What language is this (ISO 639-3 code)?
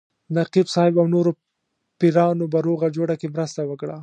pus